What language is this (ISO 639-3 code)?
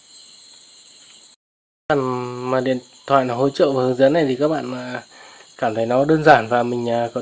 vie